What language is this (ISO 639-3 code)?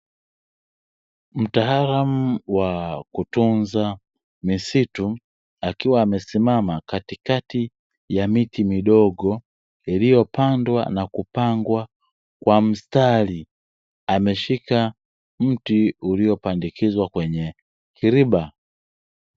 swa